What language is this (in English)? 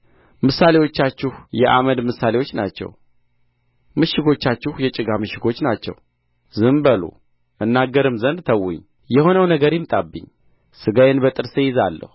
Amharic